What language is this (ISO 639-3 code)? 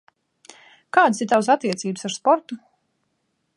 lav